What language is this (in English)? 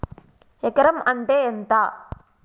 Telugu